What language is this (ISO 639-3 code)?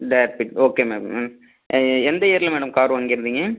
tam